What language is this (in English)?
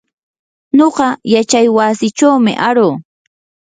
Yanahuanca Pasco Quechua